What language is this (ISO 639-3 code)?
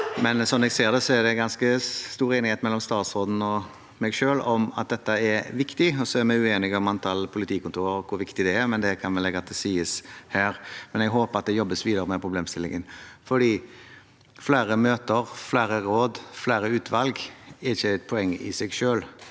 nor